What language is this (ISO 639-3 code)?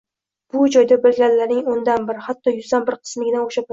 uzb